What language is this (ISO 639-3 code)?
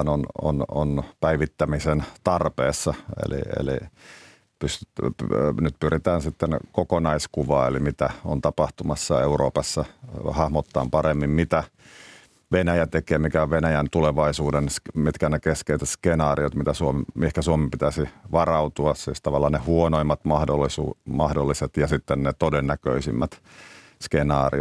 fin